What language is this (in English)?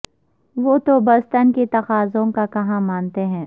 Urdu